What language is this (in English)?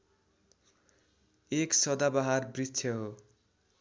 Nepali